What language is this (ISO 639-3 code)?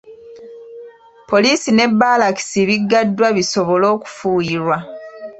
lug